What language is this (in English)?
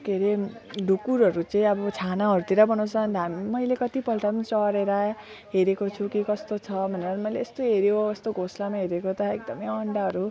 Nepali